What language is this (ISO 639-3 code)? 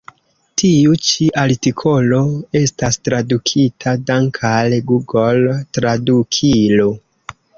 epo